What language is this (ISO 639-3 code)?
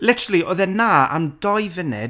cym